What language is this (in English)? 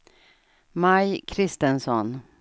Swedish